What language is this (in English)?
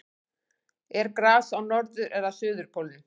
Icelandic